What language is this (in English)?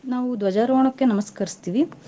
Kannada